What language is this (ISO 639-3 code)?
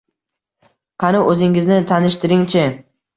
uzb